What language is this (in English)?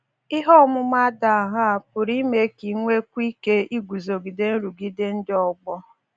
Igbo